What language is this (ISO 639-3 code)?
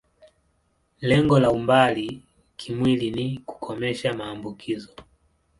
swa